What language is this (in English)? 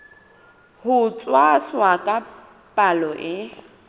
Southern Sotho